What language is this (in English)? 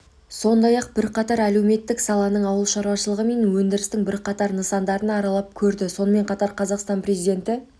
Kazakh